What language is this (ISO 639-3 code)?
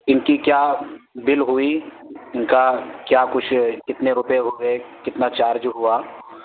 urd